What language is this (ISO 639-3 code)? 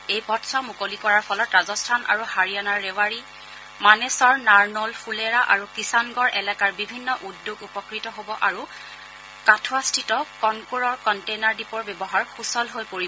asm